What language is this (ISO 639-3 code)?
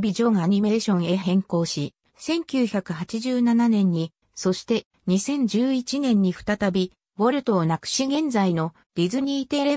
jpn